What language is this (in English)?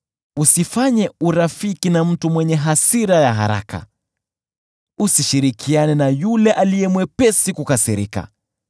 Swahili